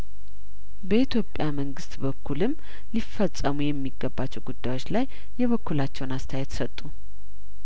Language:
Amharic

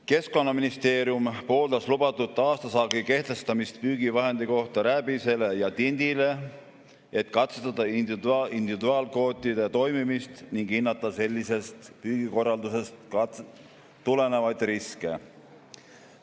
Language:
Estonian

